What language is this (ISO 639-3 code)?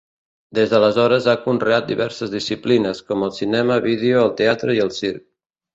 cat